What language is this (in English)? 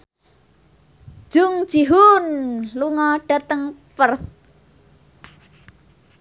Javanese